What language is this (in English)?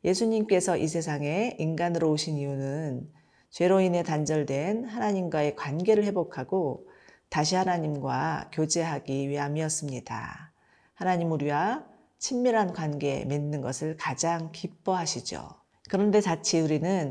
Korean